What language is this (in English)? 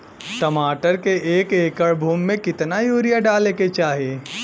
Bhojpuri